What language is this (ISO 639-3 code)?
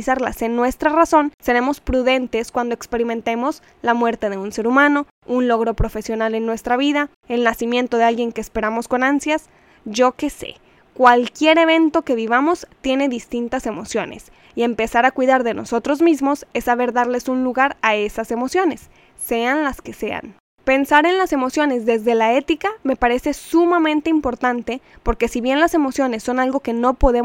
spa